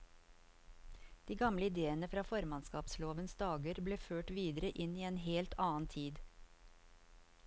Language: Norwegian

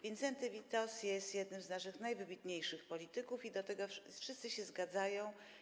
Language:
Polish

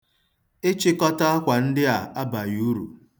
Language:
Igbo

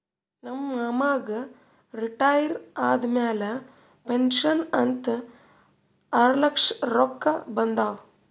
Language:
Kannada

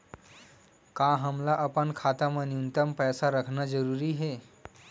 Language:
Chhattisgarhi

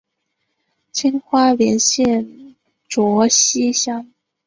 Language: Chinese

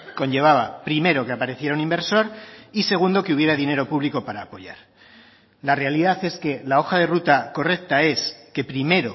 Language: Spanish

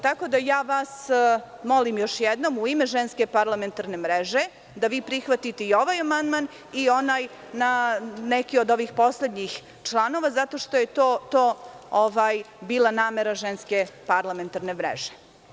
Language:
Serbian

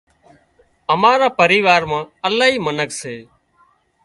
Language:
Wadiyara Koli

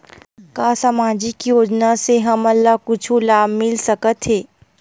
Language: Chhattisgarhi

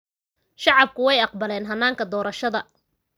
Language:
Somali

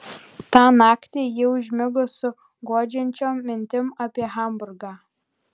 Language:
Lithuanian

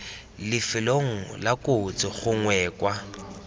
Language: Tswana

